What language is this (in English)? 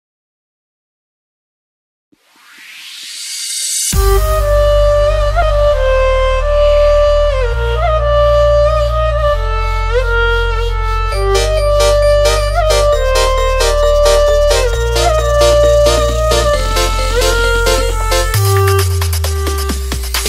Indonesian